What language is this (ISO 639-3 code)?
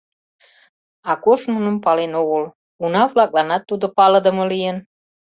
chm